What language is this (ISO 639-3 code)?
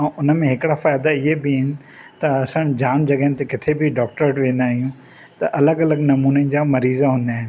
snd